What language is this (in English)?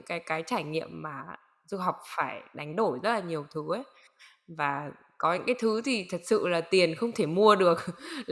Vietnamese